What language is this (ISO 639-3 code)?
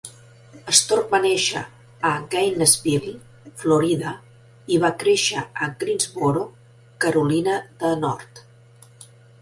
cat